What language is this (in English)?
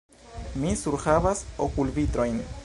Esperanto